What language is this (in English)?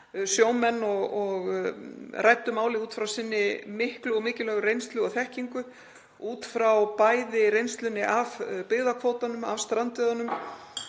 Icelandic